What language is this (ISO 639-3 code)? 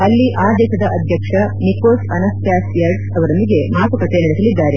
kan